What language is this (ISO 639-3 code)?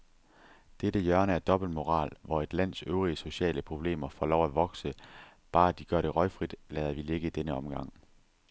dan